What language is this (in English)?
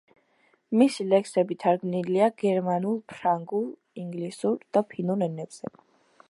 Georgian